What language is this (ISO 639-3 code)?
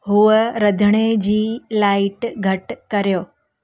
snd